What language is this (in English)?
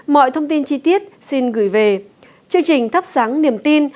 Vietnamese